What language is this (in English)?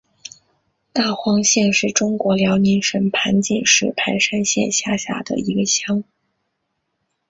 Chinese